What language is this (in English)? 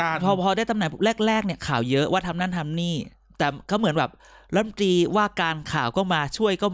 Thai